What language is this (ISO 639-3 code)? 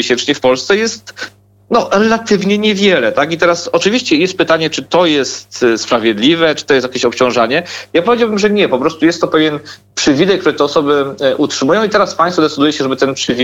pol